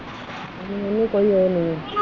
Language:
Punjabi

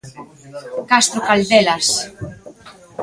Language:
Galician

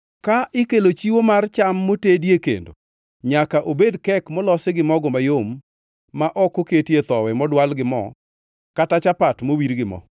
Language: Luo (Kenya and Tanzania)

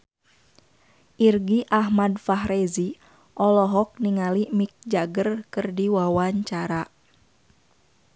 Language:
Sundanese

